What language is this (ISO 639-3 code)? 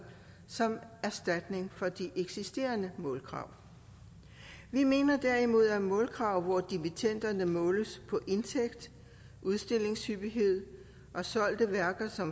dan